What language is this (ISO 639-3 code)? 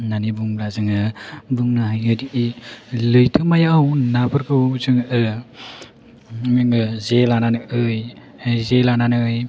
brx